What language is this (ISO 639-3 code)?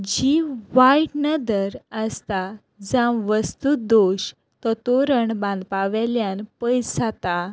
kok